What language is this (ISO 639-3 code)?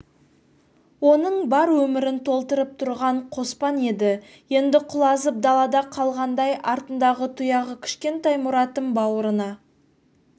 kaz